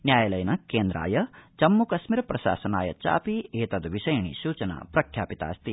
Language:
Sanskrit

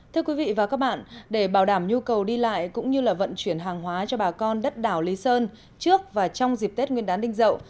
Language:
Vietnamese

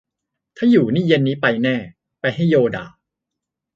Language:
Thai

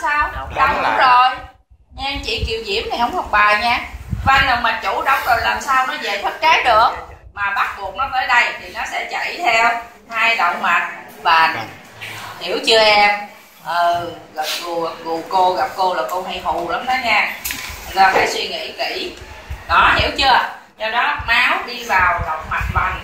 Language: Vietnamese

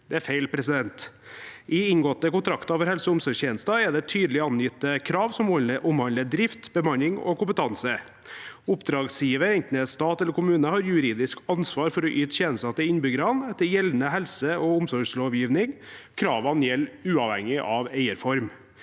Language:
Norwegian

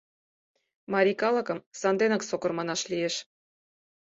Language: Mari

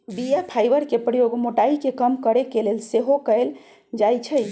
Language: Magahi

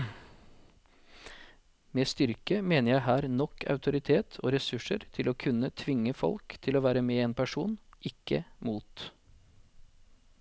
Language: Norwegian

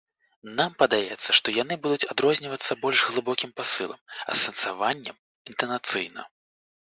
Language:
Belarusian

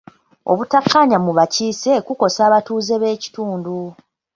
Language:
Ganda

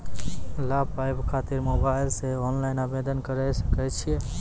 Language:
Maithili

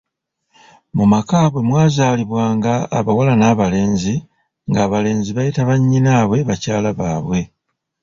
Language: Ganda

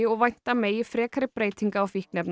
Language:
Icelandic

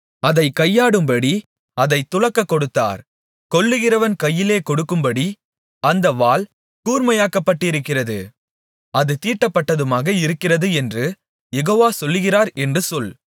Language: Tamil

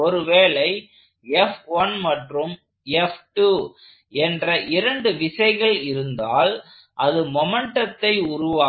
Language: Tamil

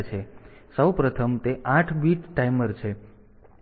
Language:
Gujarati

